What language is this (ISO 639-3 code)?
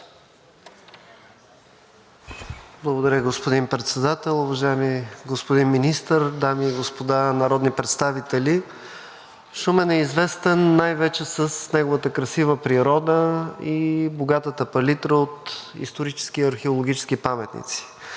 bul